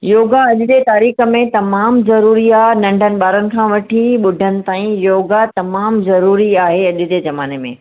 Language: Sindhi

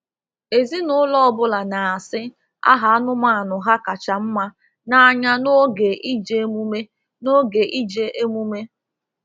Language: Igbo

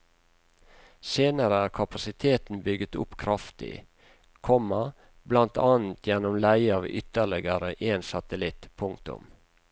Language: Norwegian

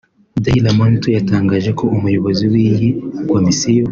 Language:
Kinyarwanda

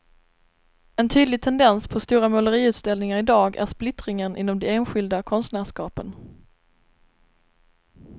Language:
Swedish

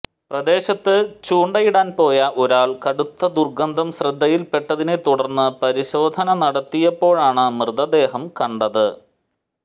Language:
Malayalam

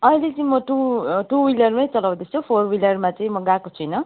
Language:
Nepali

